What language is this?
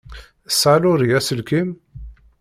Kabyle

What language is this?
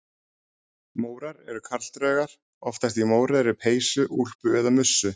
Icelandic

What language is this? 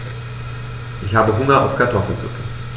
German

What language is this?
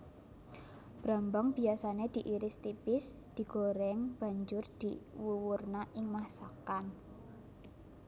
Javanese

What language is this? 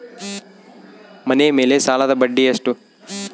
Kannada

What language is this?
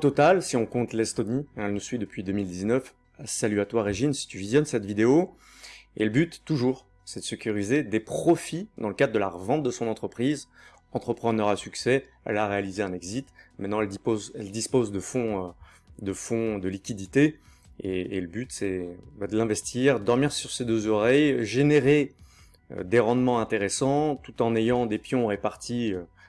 French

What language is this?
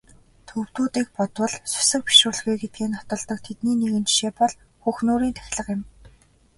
Mongolian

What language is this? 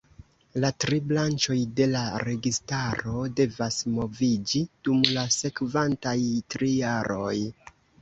Esperanto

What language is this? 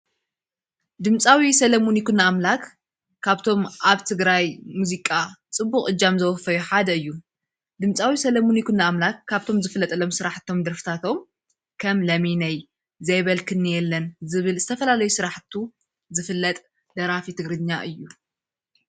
Tigrinya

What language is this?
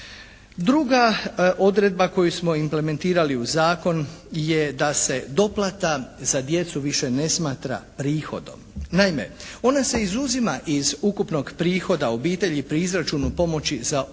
Croatian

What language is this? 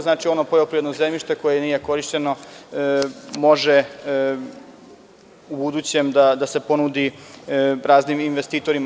Serbian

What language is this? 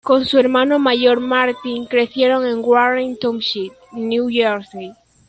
Spanish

